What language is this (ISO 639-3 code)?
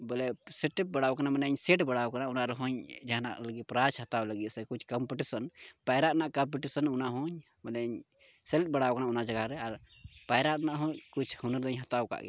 sat